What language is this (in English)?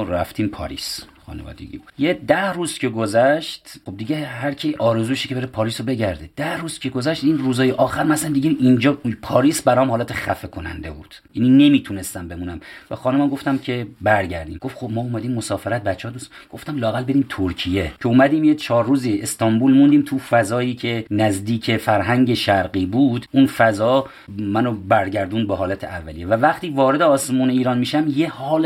Persian